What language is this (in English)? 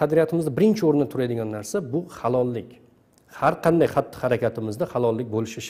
Turkish